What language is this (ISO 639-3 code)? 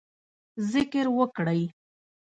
pus